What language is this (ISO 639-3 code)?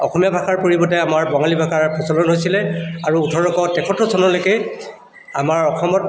asm